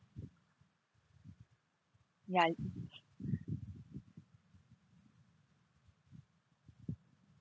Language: English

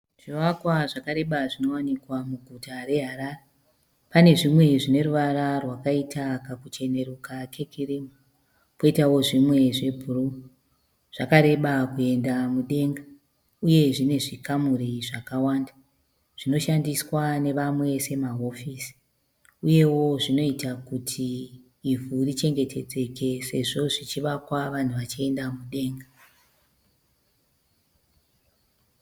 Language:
Shona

